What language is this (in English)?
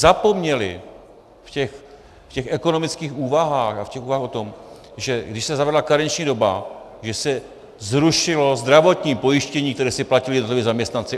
Czech